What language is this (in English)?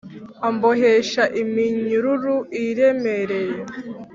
Kinyarwanda